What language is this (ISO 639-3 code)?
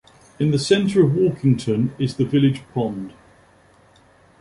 eng